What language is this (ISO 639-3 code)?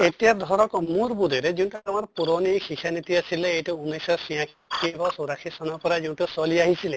asm